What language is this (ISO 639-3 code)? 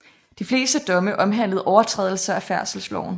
dan